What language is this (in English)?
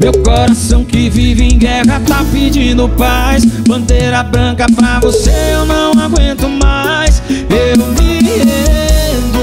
Portuguese